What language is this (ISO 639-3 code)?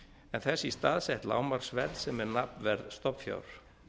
isl